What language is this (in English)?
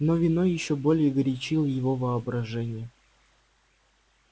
Russian